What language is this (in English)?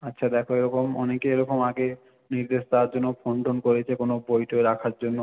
Bangla